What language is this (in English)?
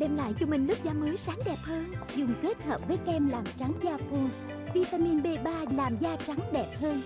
Vietnamese